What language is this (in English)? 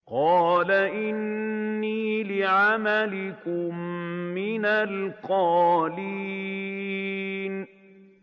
Arabic